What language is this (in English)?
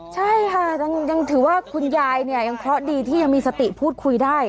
Thai